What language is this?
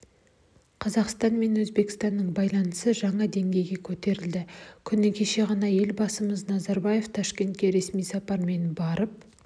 Kazakh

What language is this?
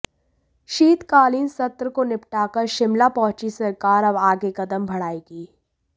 Hindi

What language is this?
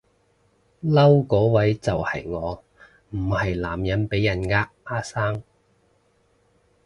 Cantonese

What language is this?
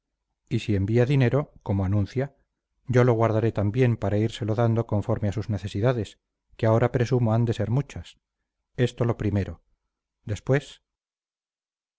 Spanish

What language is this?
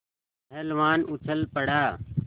Hindi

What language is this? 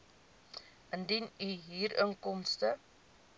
Afrikaans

